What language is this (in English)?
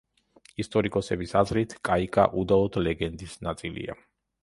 Georgian